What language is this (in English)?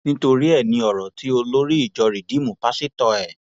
Yoruba